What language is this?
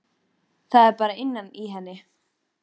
Icelandic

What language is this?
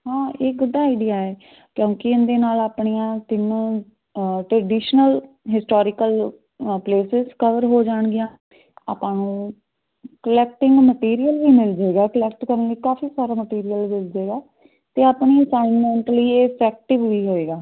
Punjabi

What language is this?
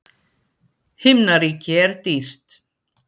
Icelandic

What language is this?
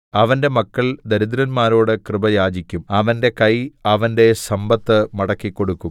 Malayalam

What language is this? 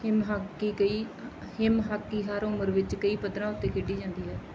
Punjabi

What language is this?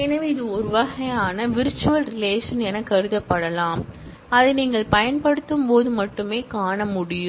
Tamil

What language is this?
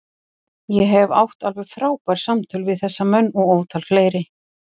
Icelandic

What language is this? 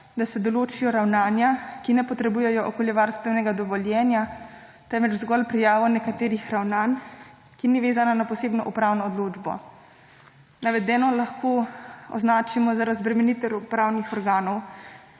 Slovenian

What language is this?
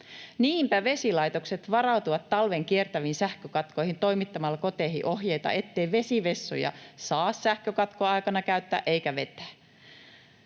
Finnish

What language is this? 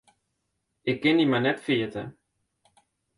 Western Frisian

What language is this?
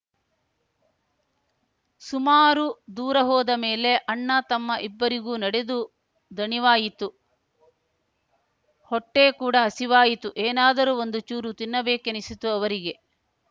Kannada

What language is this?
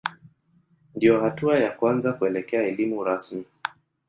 Swahili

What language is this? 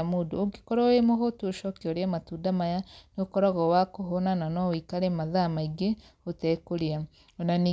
Kikuyu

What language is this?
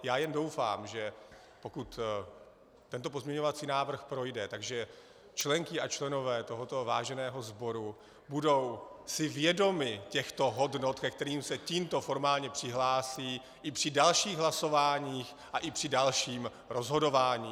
Czech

